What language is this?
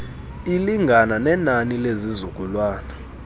Xhosa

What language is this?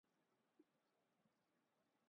Urdu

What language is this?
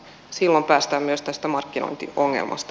Finnish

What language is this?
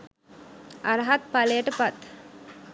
Sinhala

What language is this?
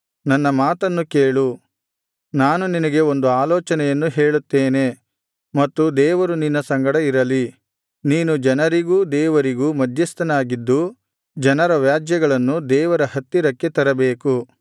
Kannada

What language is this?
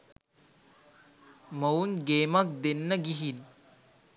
Sinhala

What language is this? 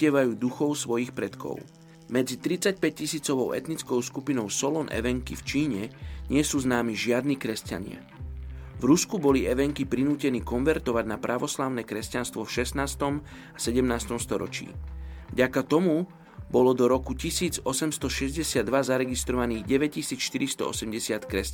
Slovak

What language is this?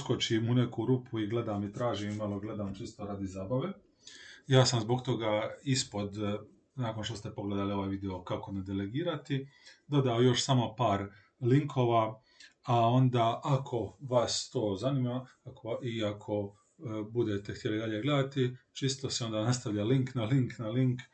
Croatian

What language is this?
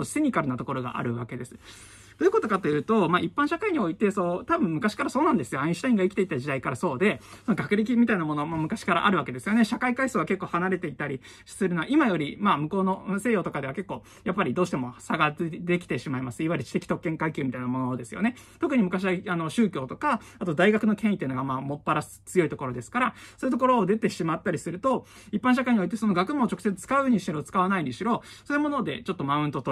Japanese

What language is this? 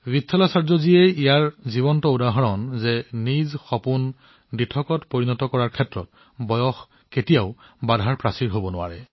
Assamese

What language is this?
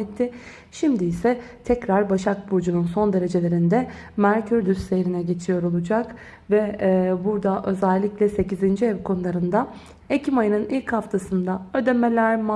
Turkish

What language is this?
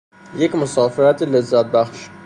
Persian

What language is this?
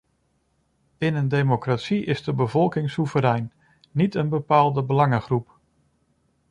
Dutch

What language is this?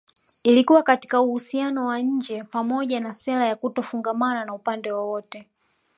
Swahili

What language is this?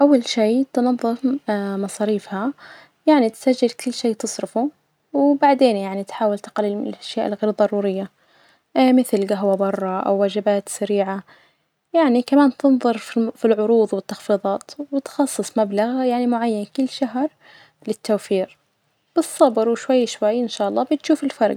Najdi Arabic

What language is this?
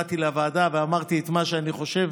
Hebrew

